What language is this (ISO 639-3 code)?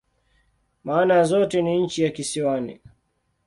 swa